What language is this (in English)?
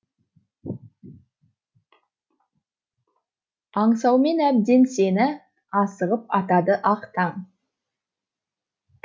Kazakh